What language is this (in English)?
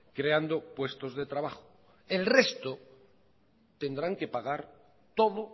Spanish